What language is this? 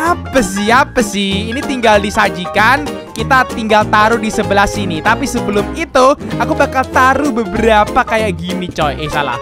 Indonesian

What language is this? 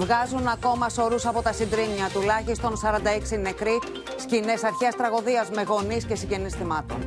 Greek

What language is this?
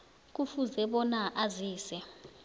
South Ndebele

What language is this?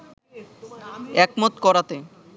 Bangla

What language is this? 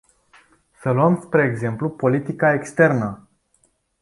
Romanian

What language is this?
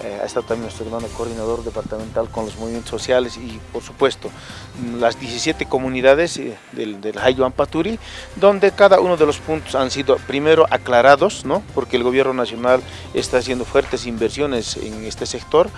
Spanish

